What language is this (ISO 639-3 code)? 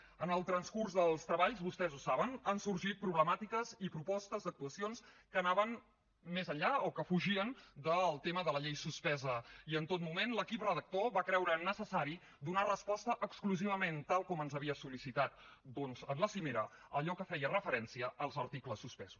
cat